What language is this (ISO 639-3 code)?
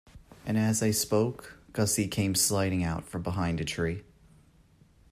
eng